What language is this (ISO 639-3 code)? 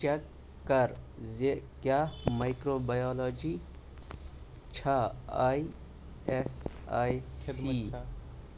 kas